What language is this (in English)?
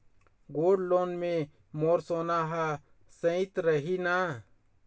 Chhattisgarhi